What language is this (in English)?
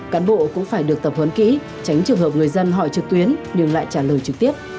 Vietnamese